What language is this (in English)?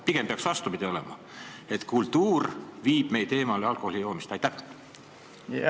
Estonian